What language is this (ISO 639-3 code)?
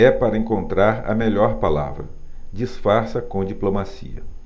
por